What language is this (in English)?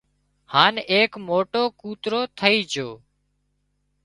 Wadiyara Koli